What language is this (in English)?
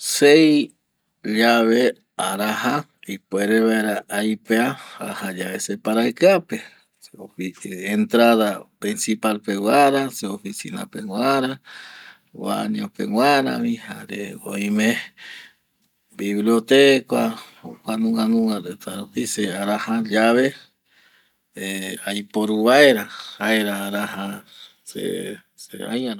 Eastern Bolivian Guaraní